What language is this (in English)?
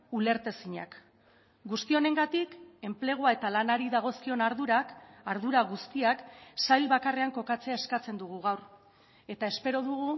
Basque